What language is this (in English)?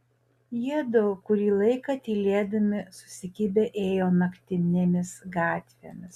Lithuanian